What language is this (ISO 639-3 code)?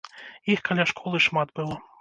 bel